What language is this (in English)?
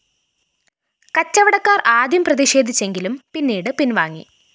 Malayalam